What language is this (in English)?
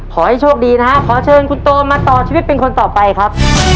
Thai